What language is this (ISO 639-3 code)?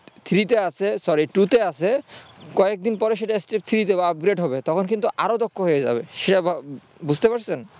ben